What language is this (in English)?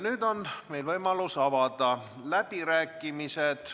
Estonian